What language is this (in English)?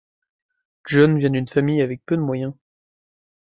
French